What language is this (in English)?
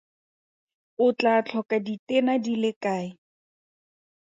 Tswana